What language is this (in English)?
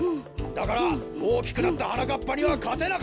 Japanese